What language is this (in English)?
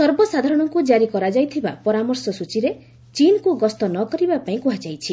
Odia